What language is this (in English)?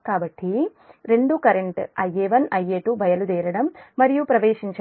Telugu